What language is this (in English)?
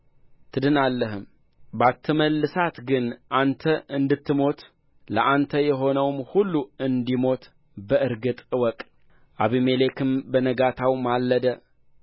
Amharic